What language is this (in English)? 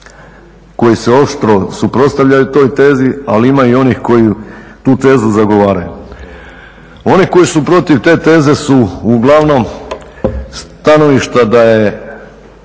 Croatian